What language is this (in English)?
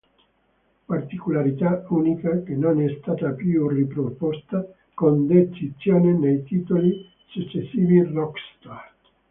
Italian